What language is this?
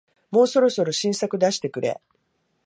Japanese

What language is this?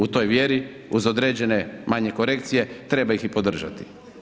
Croatian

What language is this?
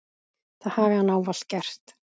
Icelandic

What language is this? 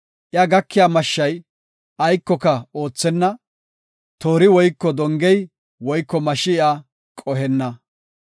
Gofa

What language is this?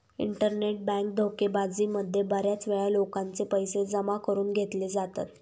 Marathi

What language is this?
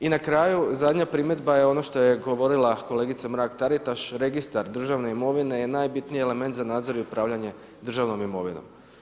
Croatian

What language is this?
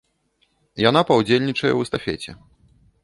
Belarusian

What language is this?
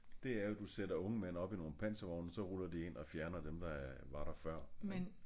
Danish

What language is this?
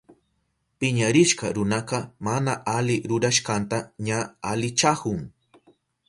Southern Pastaza Quechua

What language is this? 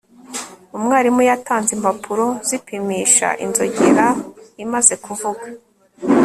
Kinyarwanda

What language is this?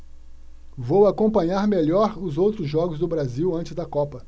Portuguese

